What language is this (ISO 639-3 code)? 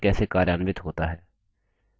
hin